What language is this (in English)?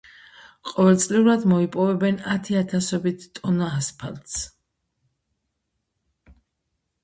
Georgian